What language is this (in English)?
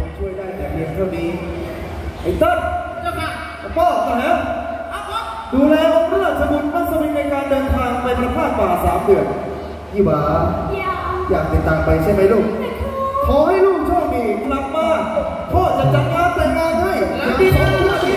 Thai